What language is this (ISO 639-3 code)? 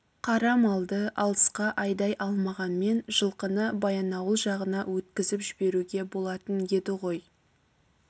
kaz